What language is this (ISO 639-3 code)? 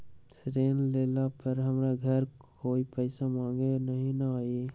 mag